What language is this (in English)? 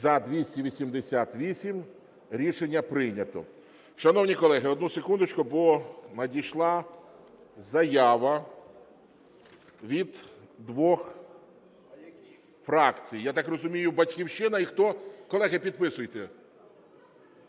Ukrainian